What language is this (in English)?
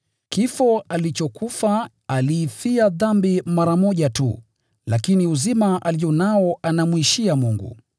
Swahili